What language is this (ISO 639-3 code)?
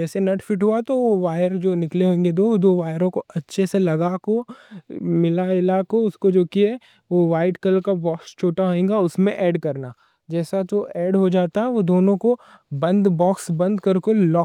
dcc